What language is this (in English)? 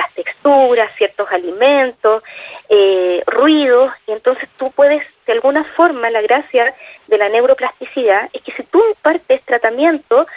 Spanish